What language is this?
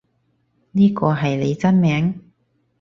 Cantonese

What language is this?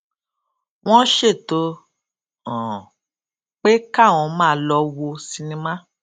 Yoruba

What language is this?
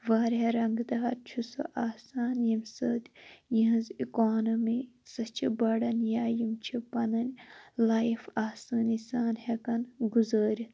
Kashmiri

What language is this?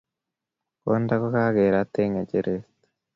Kalenjin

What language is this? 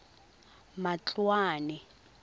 Tswana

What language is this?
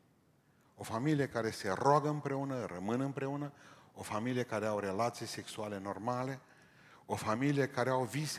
Romanian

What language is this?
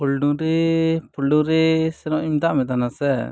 Santali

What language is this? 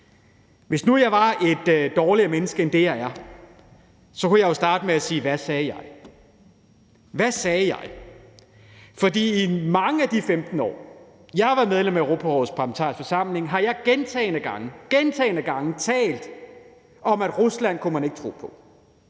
Danish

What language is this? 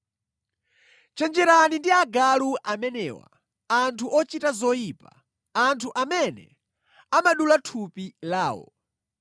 Nyanja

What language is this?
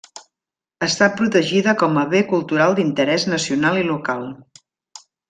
Catalan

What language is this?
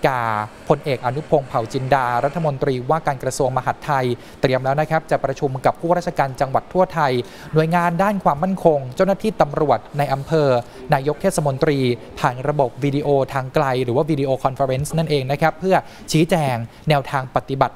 Thai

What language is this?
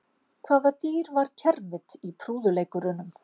Icelandic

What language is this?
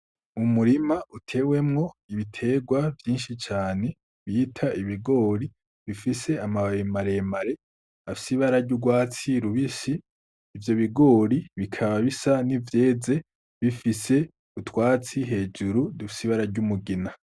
Rundi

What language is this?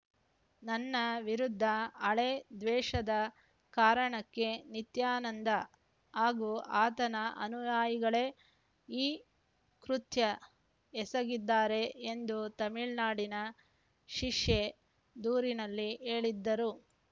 Kannada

